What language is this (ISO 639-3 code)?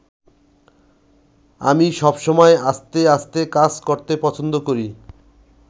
ben